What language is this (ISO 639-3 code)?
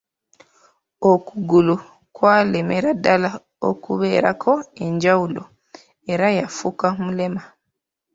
lug